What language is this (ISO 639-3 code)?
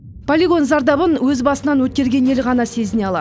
kaz